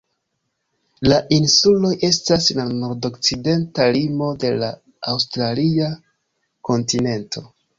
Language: Esperanto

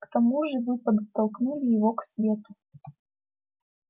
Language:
Russian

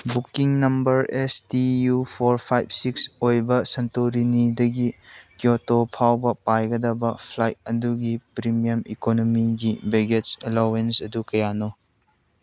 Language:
Manipuri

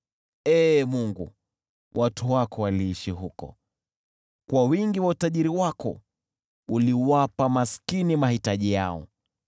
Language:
Swahili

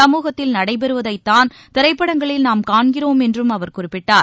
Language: Tamil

